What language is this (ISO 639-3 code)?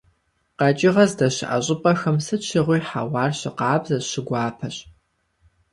kbd